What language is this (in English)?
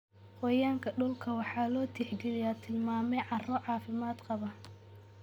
Somali